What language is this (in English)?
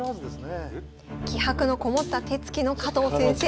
Japanese